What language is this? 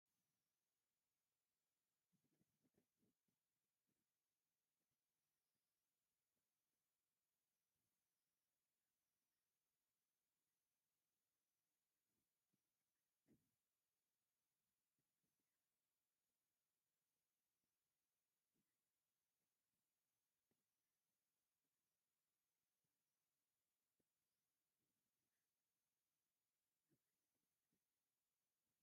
Tigrinya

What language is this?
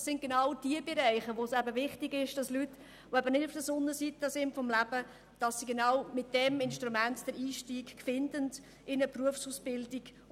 Swiss German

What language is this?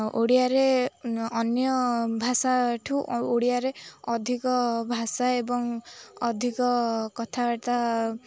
Odia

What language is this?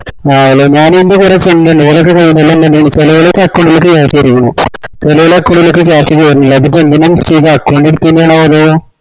Malayalam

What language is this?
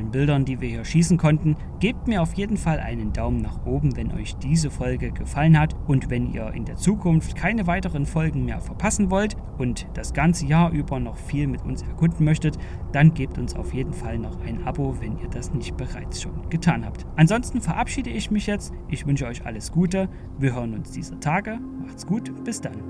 German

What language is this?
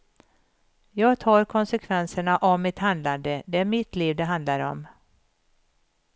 Swedish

